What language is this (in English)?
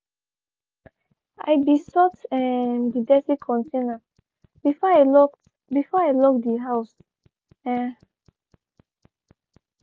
Nigerian Pidgin